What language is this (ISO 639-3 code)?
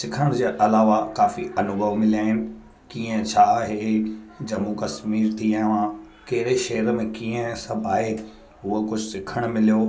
snd